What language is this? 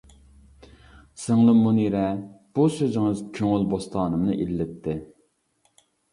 Uyghur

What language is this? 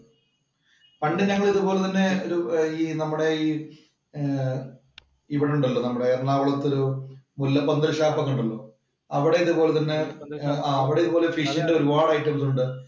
Malayalam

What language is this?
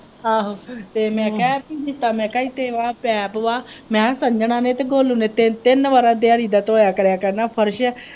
Punjabi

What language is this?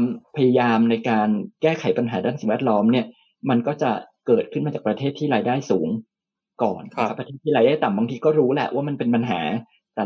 Thai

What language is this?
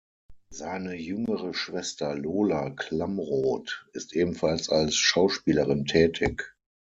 German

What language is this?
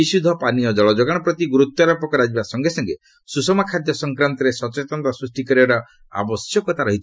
Odia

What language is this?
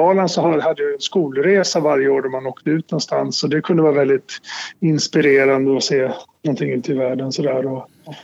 Swedish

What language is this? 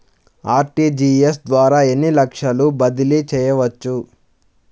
Telugu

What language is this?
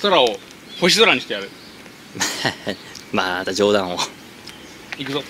Japanese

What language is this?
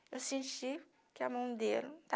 Portuguese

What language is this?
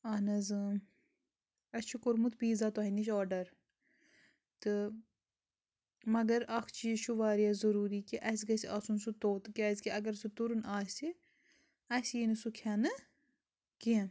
Kashmiri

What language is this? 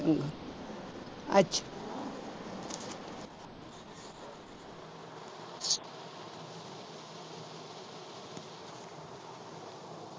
Punjabi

